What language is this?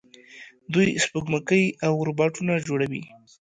Pashto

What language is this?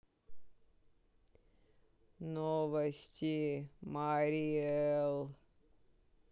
Russian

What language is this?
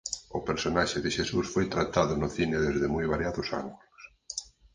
Galician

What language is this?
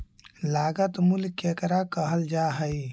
Magahi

